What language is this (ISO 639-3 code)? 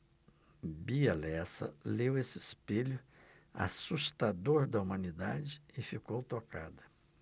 por